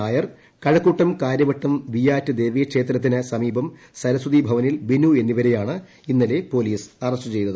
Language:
Malayalam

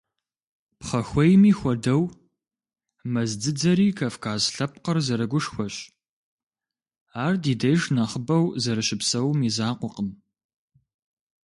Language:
Kabardian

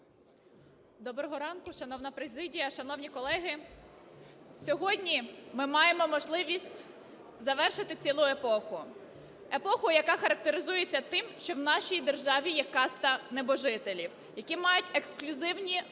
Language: Ukrainian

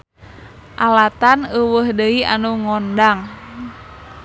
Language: Sundanese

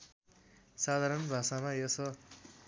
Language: Nepali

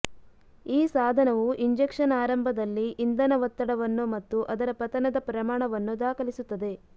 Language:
Kannada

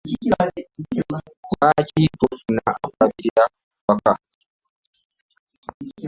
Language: Ganda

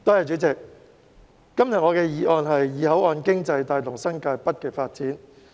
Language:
Cantonese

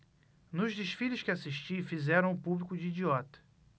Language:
Portuguese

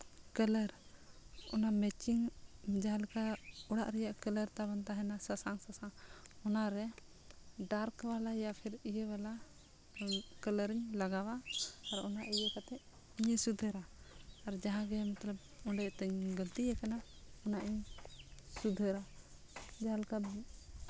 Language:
Santali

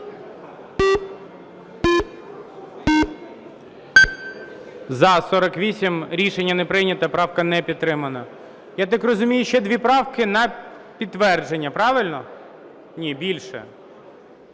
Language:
Ukrainian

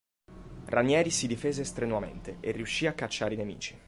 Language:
Italian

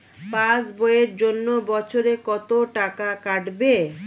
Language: Bangla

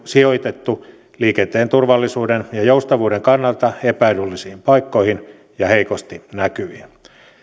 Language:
Finnish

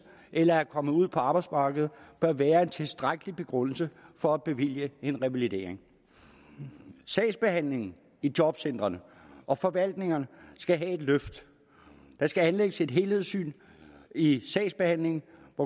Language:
Danish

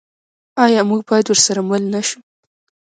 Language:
Pashto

